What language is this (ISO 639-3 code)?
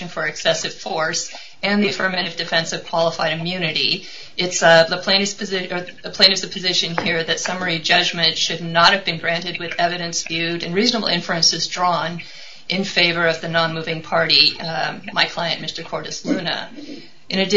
eng